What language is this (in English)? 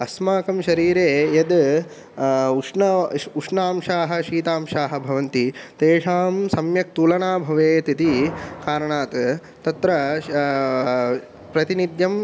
Sanskrit